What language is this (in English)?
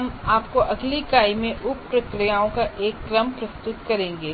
Hindi